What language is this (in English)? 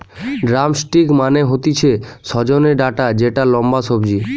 Bangla